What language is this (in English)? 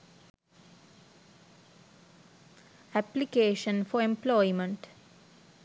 Sinhala